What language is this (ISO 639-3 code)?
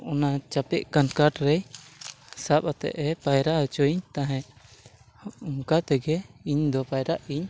sat